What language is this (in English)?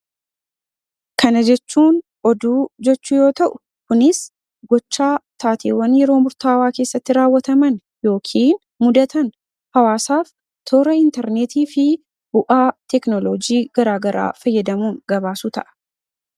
Oromo